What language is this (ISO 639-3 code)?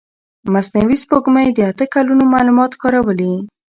pus